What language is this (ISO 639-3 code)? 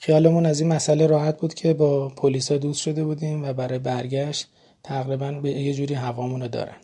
fas